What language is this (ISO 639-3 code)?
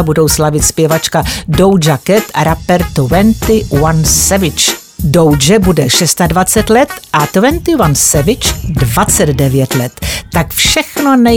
ces